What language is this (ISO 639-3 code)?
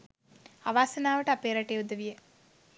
sin